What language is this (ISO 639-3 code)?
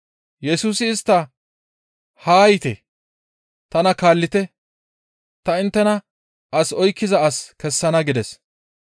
gmv